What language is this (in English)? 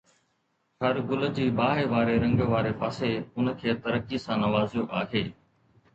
Sindhi